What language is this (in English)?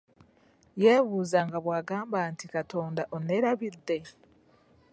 Ganda